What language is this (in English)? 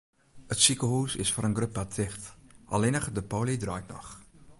Western Frisian